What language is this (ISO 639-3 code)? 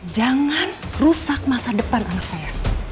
ind